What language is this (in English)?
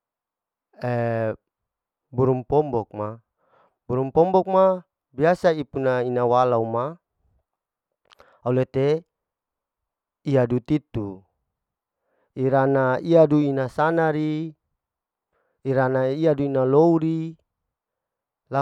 Larike-Wakasihu